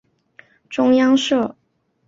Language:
Chinese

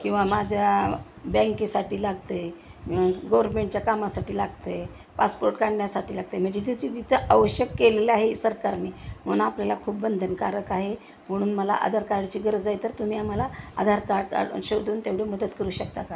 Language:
Marathi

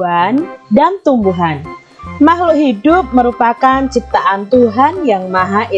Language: Indonesian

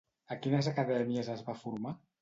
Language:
Catalan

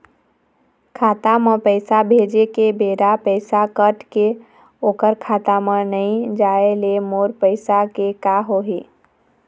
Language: Chhattisgarhi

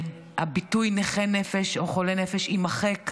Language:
Hebrew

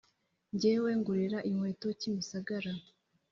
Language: Kinyarwanda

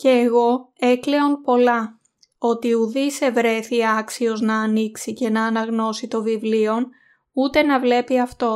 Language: Greek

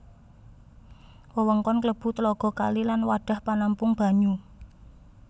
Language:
Javanese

